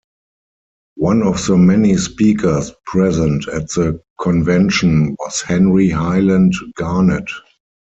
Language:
English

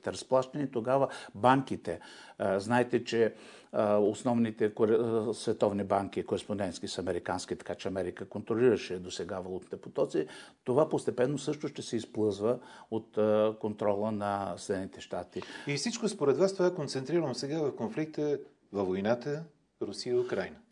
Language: Bulgarian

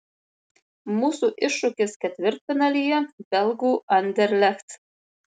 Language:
Lithuanian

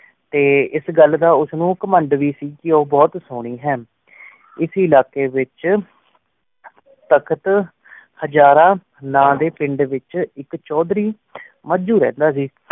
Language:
Punjabi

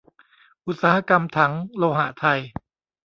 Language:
Thai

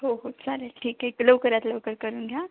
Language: Marathi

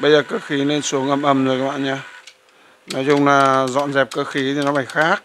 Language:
Vietnamese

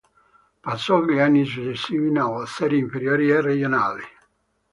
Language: Italian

